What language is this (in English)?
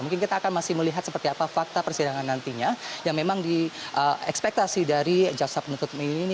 Indonesian